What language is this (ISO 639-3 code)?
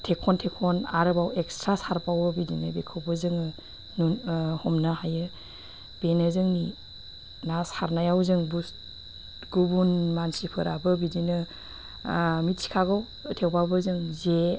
brx